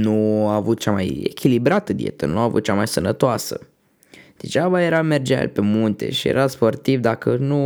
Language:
Romanian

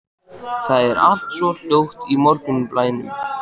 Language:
Icelandic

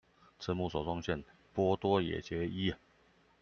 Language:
Chinese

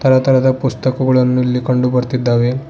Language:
Kannada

